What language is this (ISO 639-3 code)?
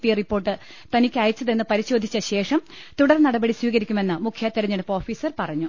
mal